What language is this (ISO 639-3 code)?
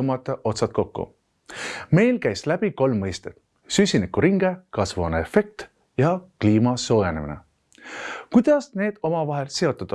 est